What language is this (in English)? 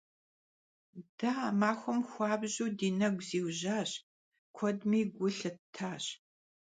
Kabardian